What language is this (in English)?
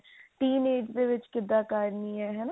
Punjabi